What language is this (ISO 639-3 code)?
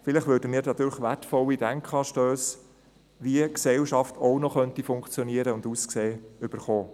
gsw